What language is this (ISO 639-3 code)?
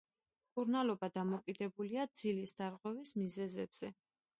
kat